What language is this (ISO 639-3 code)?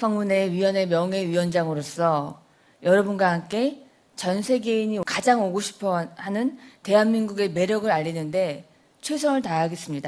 kor